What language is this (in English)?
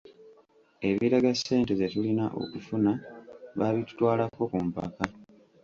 Ganda